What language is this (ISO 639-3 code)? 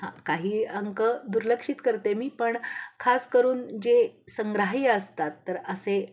mar